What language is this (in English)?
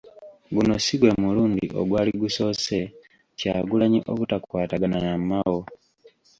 Ganda